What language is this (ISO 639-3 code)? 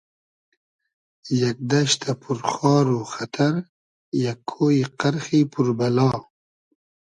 haz